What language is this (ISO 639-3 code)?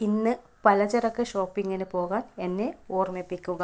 mal